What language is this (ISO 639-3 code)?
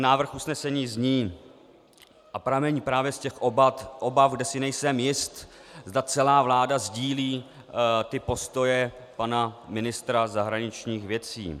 ces